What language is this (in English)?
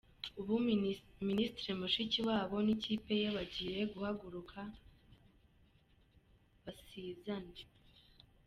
Kinyarwanda